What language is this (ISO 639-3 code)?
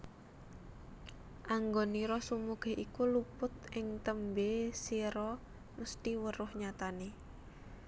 jav